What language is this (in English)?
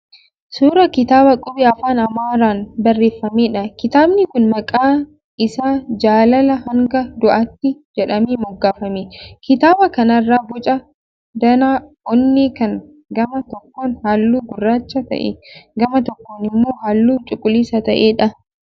Oromo